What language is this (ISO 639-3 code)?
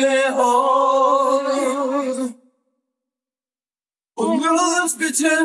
tur